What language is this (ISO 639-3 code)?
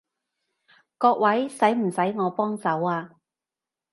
yue